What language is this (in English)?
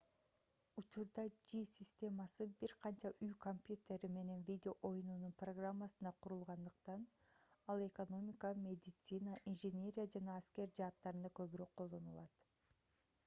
Kyrgyz